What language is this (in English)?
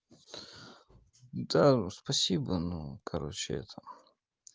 Russian